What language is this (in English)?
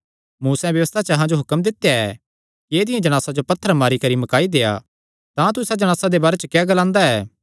Kangri